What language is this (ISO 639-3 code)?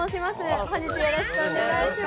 jpn